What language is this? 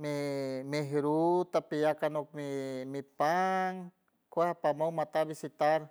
San Francisco Del Mar Huave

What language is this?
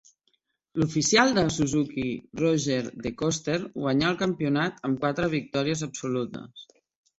Catalan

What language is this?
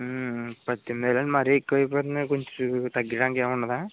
Telugu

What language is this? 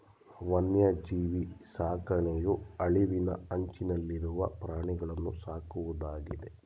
Kannada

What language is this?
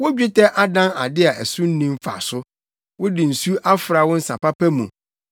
Akan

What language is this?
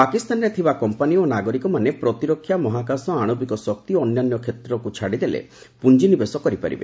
Odia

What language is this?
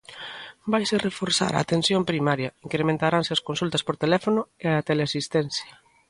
Galician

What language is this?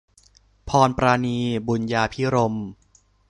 Thai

